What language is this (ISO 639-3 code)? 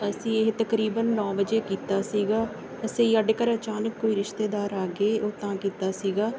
pan